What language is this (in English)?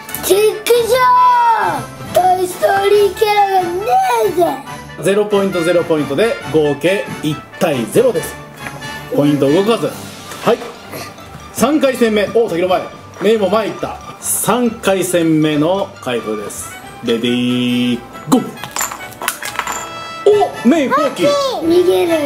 Japanese